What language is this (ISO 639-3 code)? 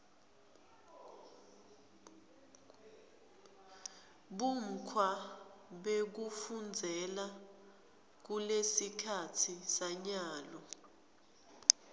ssw